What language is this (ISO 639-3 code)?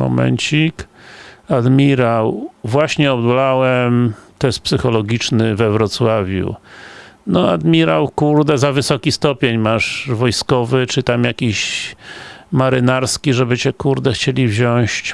pol